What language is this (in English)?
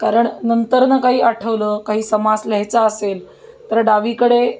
Marathi